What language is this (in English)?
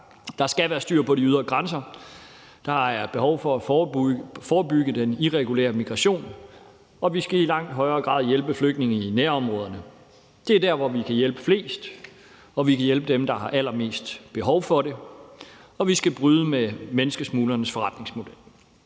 Danish